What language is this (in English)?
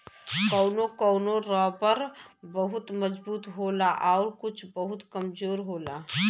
Bhojpuri